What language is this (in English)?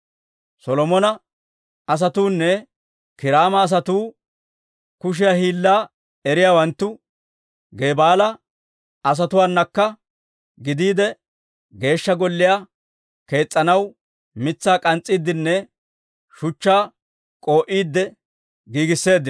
Dawro